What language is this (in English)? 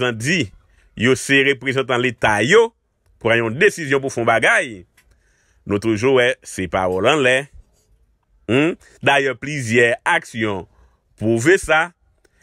French